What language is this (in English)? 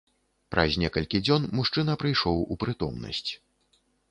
Belarusian